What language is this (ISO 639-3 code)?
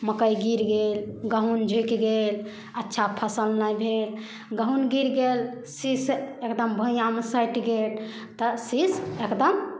mai